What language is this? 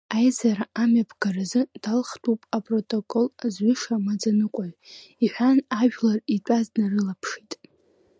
Abkhazian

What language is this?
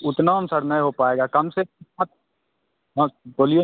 Hindi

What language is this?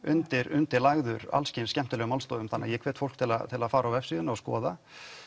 Icelandic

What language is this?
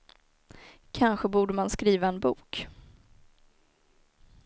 Swedish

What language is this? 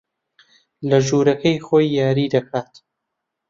Central Kurdish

